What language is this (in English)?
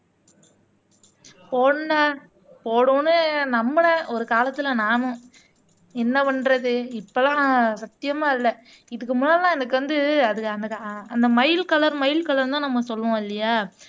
Tamil